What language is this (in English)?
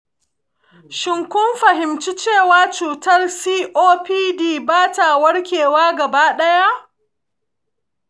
Hausa